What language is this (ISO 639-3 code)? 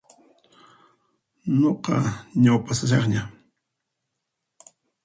qxp